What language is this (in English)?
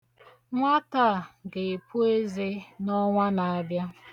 Igbo